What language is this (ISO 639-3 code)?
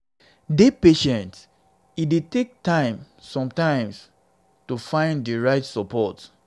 pcm